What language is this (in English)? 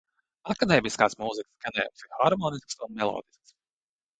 Latvian